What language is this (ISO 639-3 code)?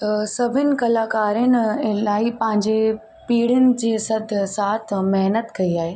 snd